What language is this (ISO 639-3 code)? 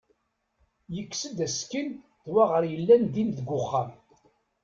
kab